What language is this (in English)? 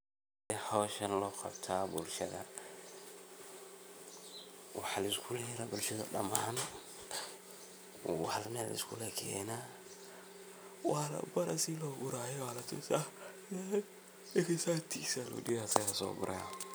Somali